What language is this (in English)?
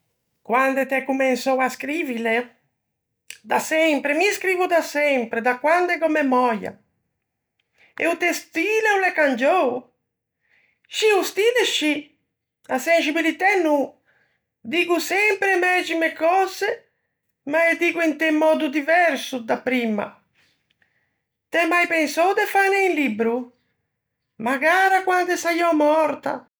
Ligurian